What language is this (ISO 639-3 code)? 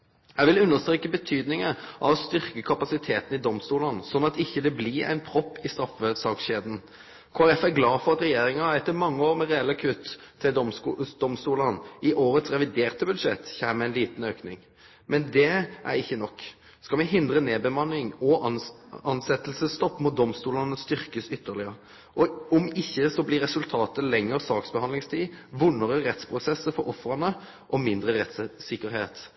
nno